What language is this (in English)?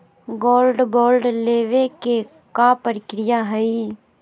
Magahi